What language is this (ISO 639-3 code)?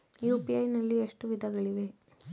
kan